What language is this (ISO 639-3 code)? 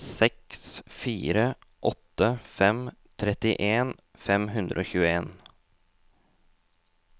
nor